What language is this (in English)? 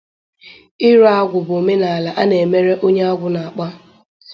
Igbo